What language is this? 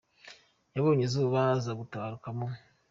Kinyarwanda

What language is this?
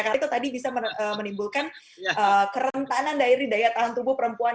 Indonesian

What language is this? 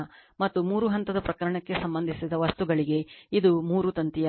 Kannada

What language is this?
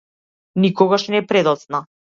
Macedonian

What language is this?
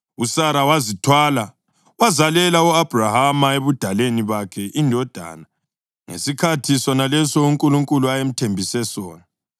North Ndebele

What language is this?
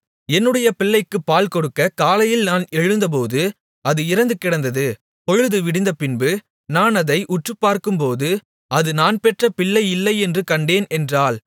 Tamil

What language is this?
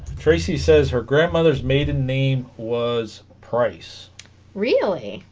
English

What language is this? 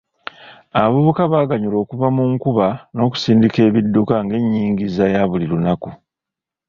Ganda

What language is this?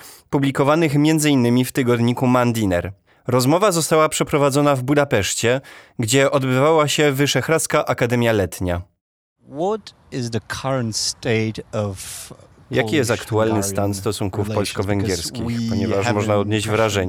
Polish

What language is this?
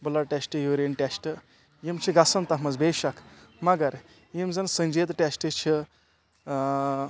Kashmiri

